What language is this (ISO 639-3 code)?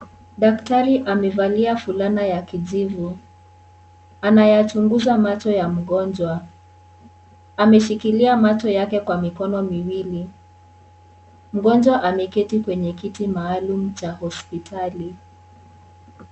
swa